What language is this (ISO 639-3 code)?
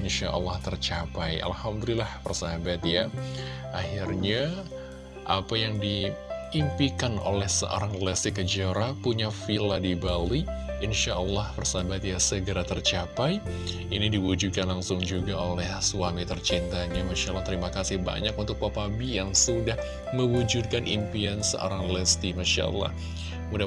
ind